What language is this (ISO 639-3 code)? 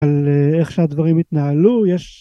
heb